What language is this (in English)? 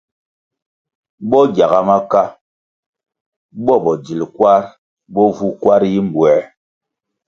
Kwasio